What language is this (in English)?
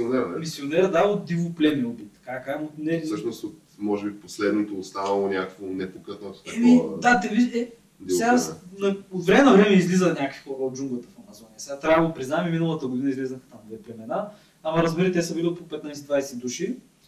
Bulgarian